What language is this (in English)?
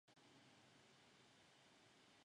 Chinese